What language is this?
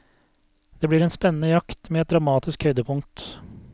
Norwegian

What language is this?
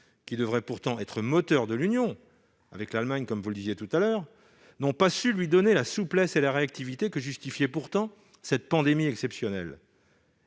French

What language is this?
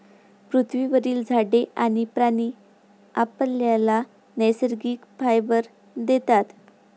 Marathi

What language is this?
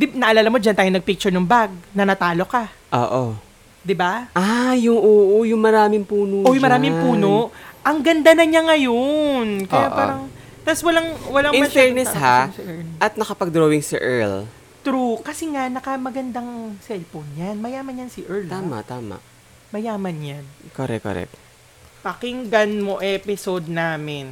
Filipino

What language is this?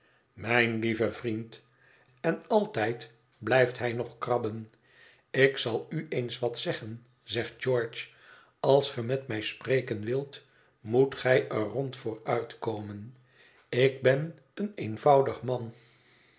Dutch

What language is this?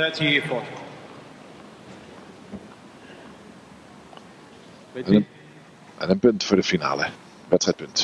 Dutch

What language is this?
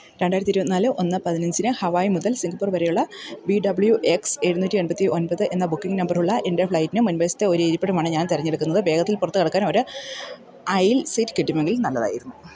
Malayalam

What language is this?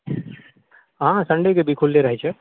Maithili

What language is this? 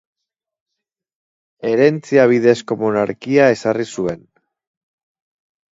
Basque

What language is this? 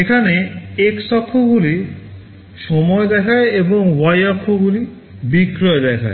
Bangla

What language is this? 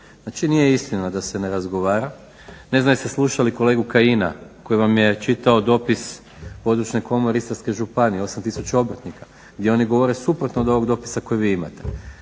Croatian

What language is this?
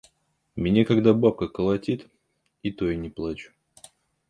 Russian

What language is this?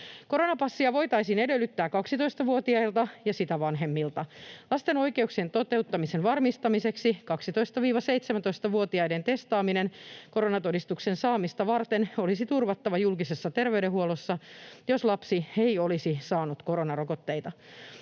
Finnish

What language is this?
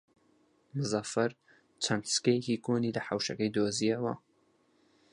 Central Kurdish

